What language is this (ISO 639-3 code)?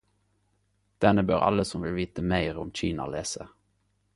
nno